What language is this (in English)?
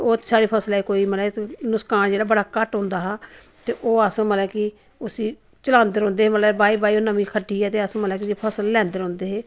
Dogri